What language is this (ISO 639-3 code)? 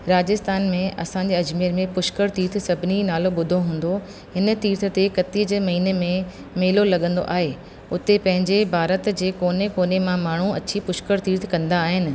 snd